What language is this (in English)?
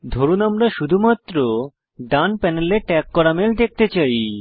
Bangla